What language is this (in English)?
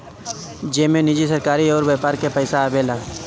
Bhojpuri